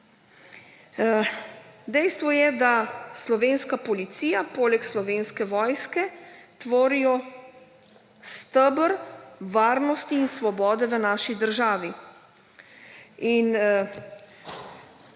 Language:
Slovenian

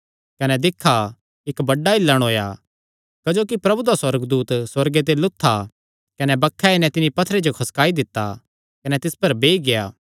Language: Kangri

